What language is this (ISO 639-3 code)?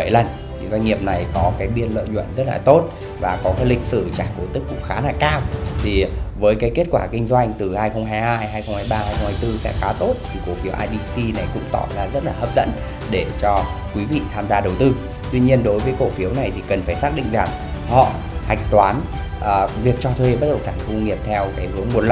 vie